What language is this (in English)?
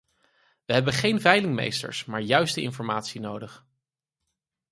Dutch